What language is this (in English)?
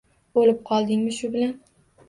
Uzbek